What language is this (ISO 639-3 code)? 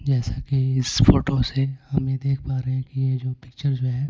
hin